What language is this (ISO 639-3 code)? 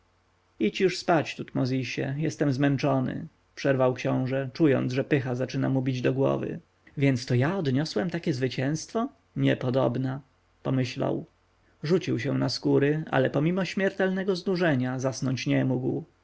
pol